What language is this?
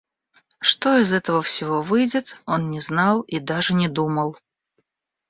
Russian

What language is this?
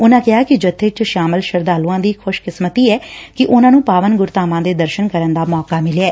Punjabi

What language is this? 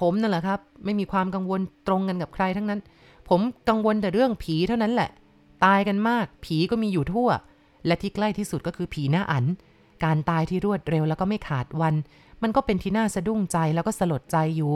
Thai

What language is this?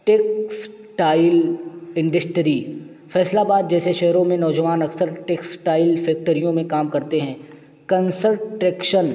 Urdu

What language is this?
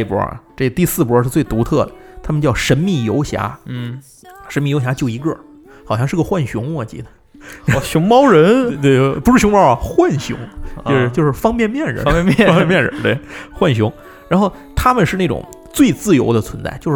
Chinese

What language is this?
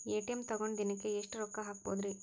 Kannada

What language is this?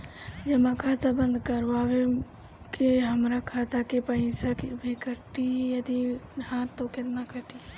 Bhojpuri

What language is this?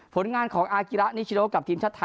Thai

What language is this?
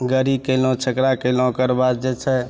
Maithili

